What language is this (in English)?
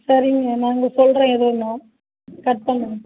Tamil